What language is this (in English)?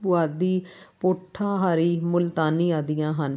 Punjabi